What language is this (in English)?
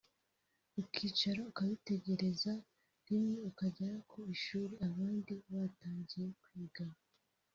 Kinyarwanda